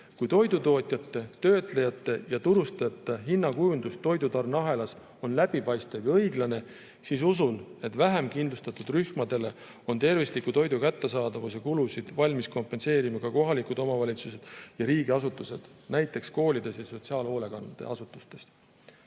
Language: Estonian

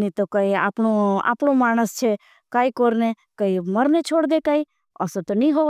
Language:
Bhili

